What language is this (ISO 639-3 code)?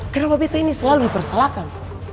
ind